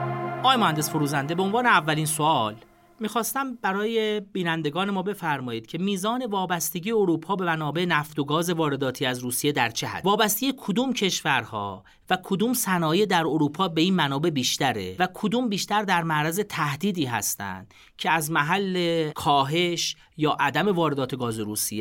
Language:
Persian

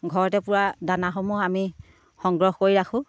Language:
Assamese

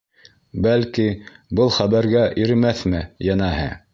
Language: Bashkir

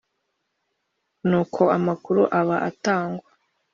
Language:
Kinyarwanda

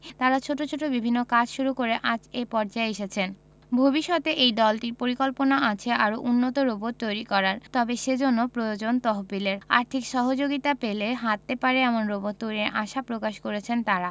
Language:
Bangla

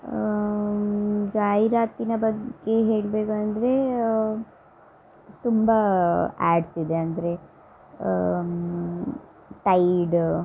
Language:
Kannada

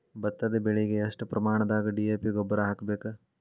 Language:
Kannada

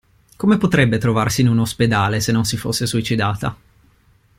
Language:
Italian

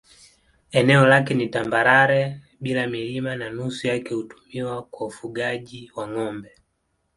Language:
Swahili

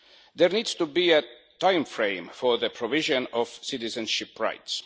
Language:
English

